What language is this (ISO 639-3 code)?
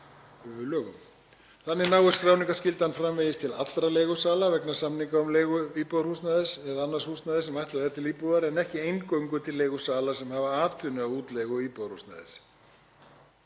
isl